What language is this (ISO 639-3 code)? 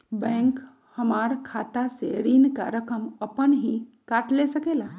mag